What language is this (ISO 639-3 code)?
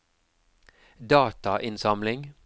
nor